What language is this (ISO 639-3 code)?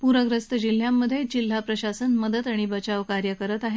mar